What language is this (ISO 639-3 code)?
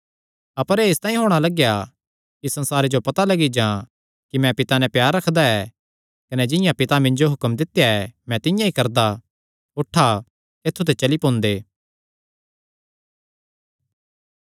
xnr